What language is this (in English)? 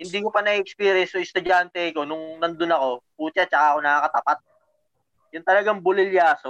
Filipino